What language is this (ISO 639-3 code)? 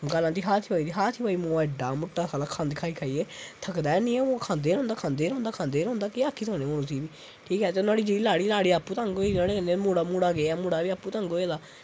doi